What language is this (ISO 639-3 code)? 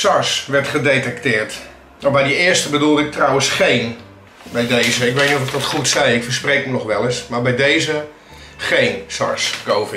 nld